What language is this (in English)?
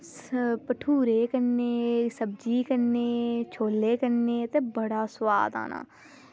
Dogri